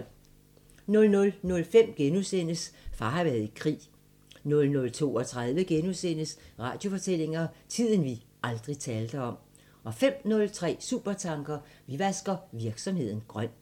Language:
Danish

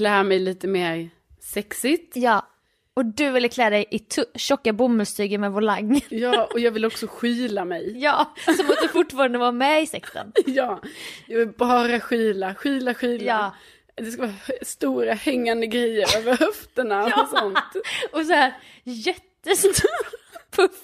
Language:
Swedish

